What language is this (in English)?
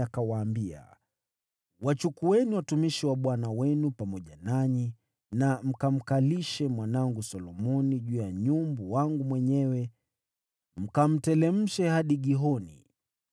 Swahili